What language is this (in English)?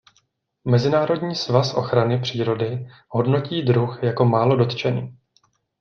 Czech